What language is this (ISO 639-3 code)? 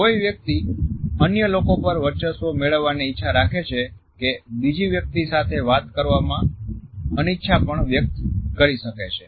guj